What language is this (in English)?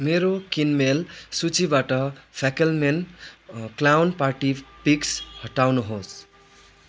Nepali